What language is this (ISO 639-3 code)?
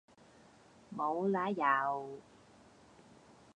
yue